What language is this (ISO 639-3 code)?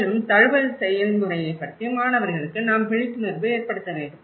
tam